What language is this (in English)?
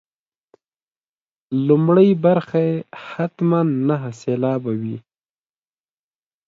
Pashto